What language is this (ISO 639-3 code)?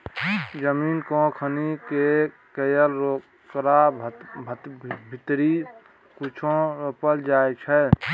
mai